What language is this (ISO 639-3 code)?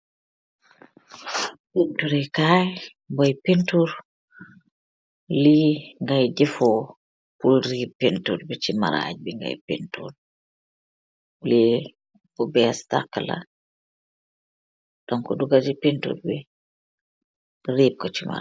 wol